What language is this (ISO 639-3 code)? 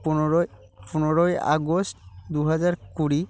ben